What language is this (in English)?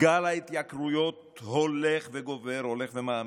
Hebrew